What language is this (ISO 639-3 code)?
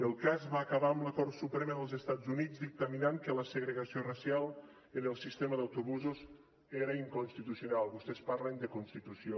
cat